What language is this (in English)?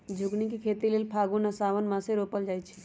Magahi